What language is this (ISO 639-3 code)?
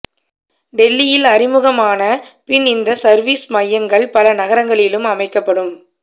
tam